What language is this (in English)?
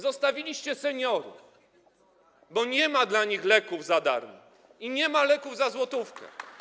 Polish